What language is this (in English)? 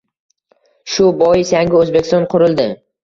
Uzbek